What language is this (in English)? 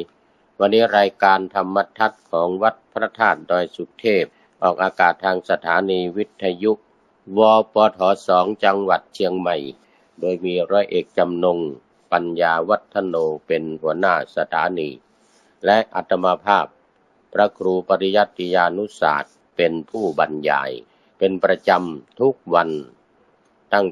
Thai